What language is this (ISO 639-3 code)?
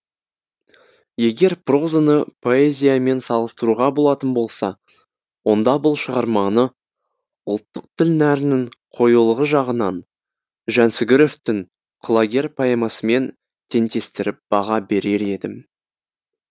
kaz